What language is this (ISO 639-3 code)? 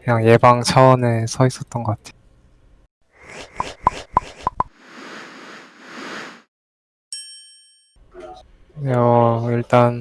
kor